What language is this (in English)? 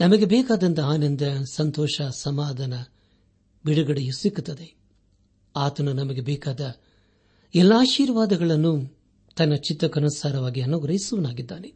Kannada